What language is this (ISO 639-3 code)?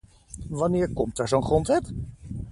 nld